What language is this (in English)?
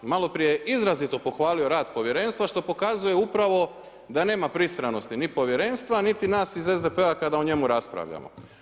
Croatian